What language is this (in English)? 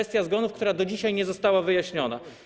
Polish